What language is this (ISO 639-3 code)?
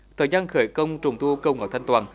vie